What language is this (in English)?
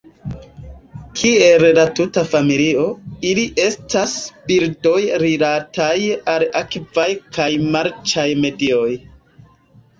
Esperanto